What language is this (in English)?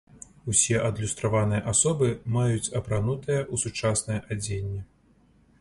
Belarusian